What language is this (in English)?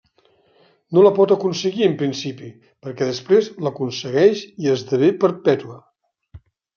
Catalan